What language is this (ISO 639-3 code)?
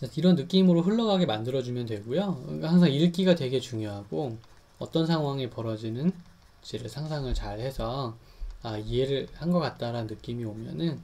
kor